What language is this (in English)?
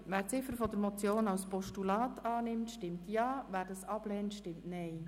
Swiss German